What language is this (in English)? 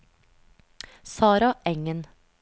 Norwegian